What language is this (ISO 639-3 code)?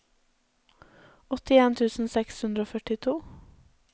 nor